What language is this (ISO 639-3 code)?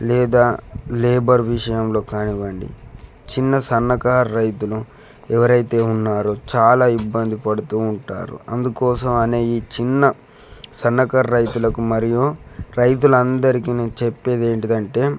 tel